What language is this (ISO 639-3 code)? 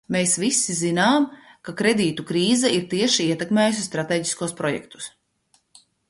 lav